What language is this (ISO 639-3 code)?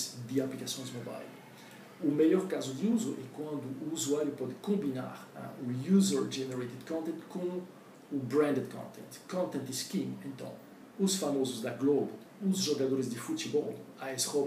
por